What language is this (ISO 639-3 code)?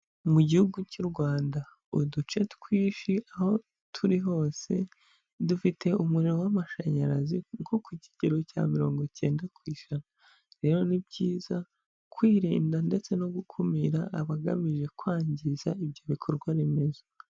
kin